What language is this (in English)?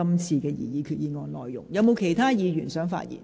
Cantonese